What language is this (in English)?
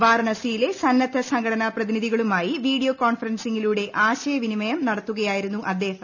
Malayalam